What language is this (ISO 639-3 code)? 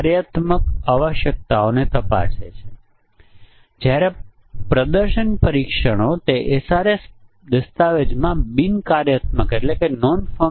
guj